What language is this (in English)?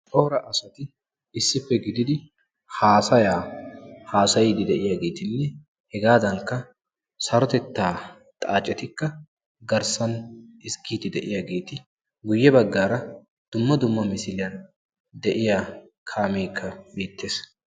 Wolaytta